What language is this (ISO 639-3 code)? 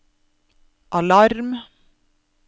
nor